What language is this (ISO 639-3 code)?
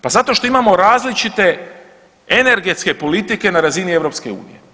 hrv